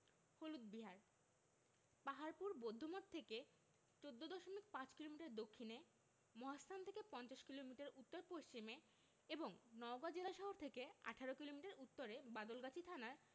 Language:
Bangla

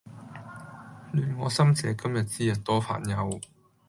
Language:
Cantonese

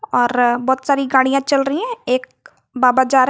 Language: Hindi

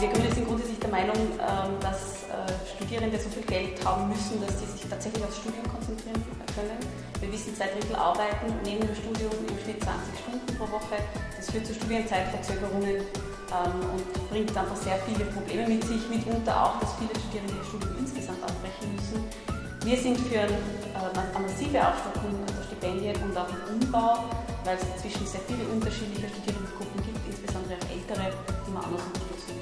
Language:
German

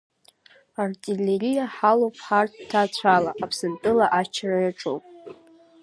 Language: Abkhazian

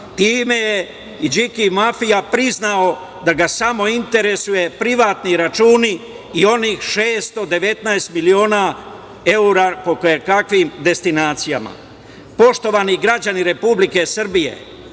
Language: Serbian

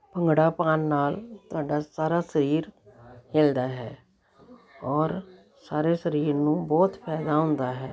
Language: Punjabi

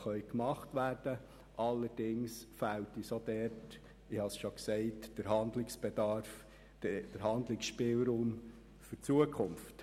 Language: Swiss German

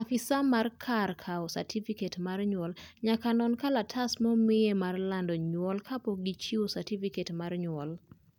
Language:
Luo (Kenya and Tanzania)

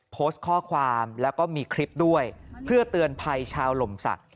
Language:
Thai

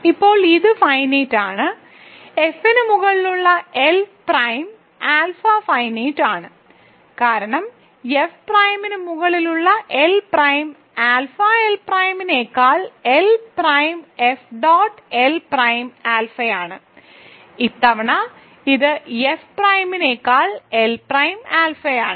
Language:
Malayalam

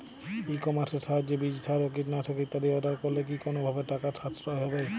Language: Bangla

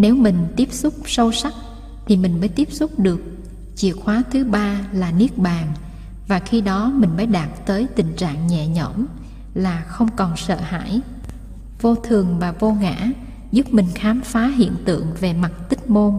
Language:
Vietnamese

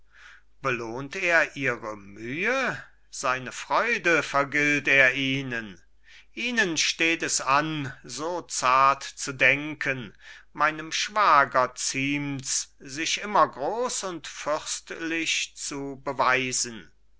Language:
German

